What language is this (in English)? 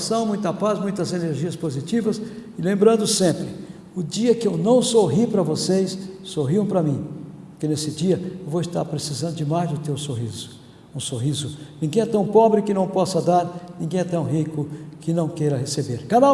Portuguese